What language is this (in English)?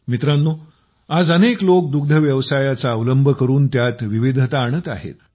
Marathi